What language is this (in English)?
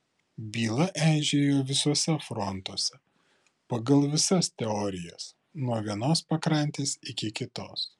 Lithuanian